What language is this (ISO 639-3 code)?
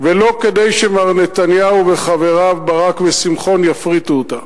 heb